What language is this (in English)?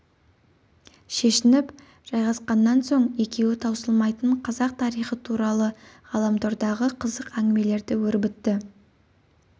Kazakh